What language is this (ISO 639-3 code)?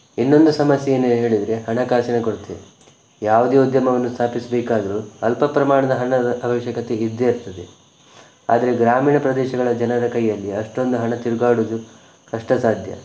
kan